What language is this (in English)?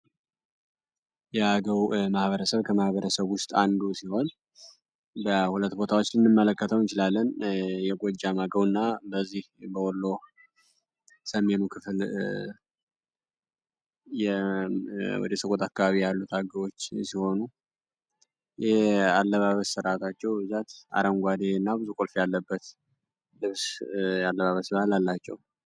Amharic